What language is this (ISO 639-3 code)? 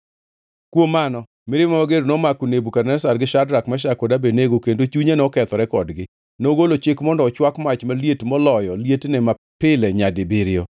luo